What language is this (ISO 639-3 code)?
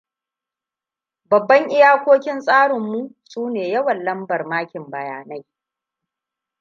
hau